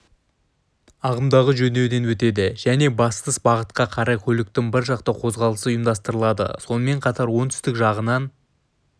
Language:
Kazakh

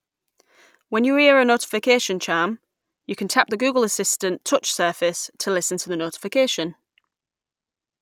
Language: English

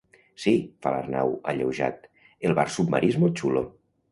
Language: Catalan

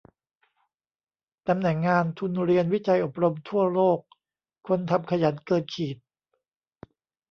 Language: Thai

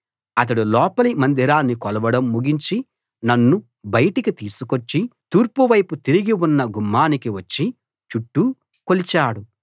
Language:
Telugu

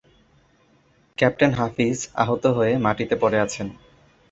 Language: Bangla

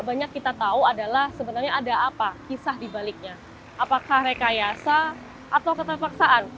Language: Indonesian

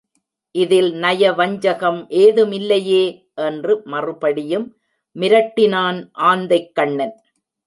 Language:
Tamil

